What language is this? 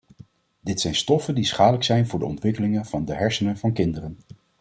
Dutch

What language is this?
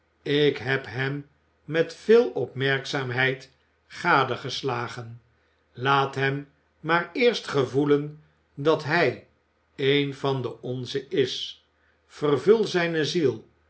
Dutch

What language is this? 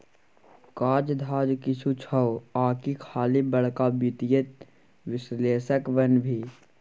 Maithili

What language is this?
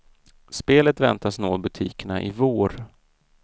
Swedish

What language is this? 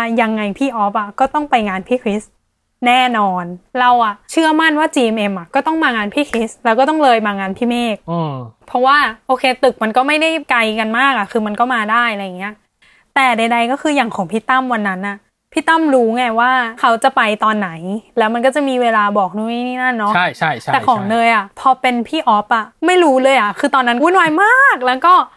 Thai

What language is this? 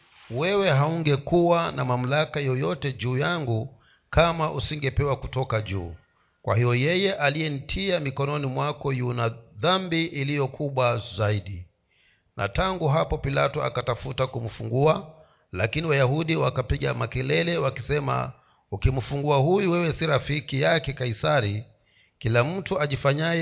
Swahili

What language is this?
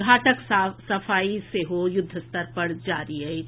Maithili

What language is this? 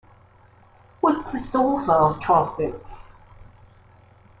English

